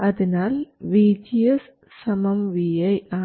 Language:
Malayalam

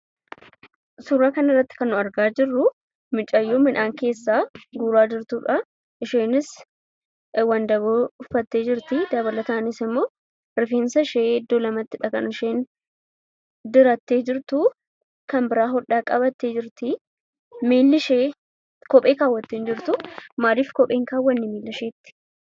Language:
Oromo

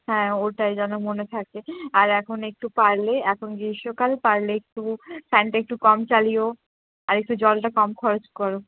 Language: Bangla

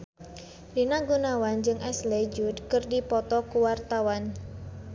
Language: Sundanese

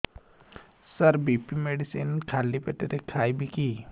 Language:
Odia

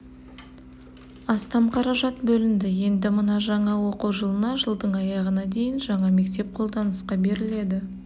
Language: Kazakh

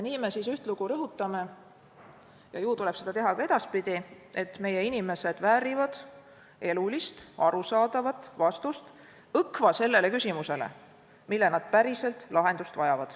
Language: Estonian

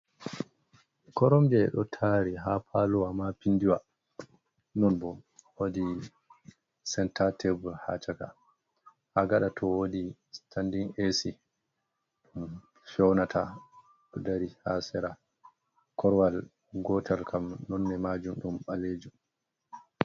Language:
Fula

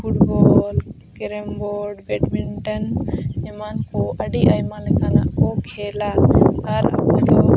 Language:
Santali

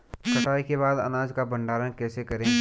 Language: Hindi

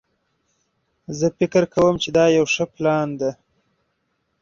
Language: Pashto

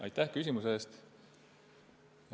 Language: Estonian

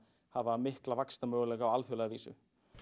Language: Icelandic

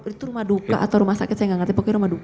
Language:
Indonesian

